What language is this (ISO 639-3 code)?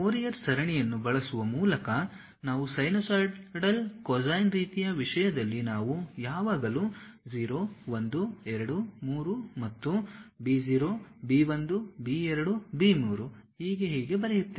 kan